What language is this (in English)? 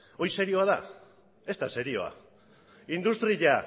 Basque